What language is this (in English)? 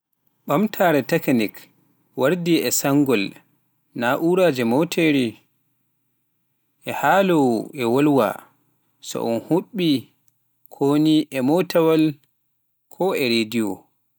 Pular